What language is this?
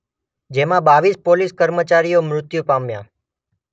Gujarati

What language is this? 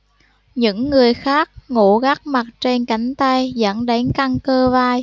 Vietnamese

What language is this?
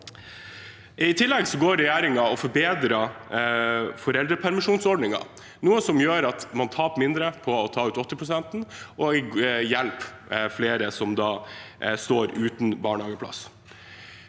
Norwegian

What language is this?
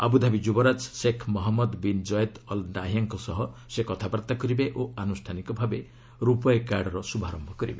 Odia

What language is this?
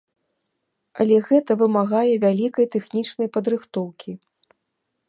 Belarusian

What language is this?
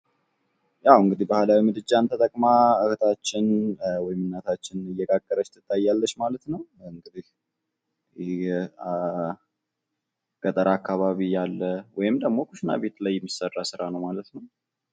Amharic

